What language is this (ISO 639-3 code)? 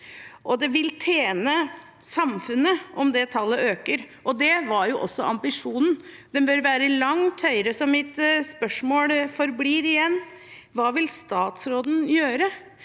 nor